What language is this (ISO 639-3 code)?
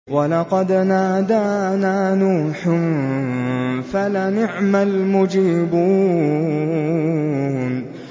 ara